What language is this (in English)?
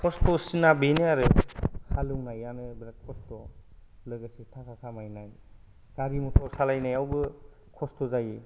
Bodo